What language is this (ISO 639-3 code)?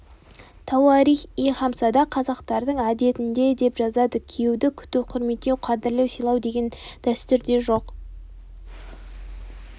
kaz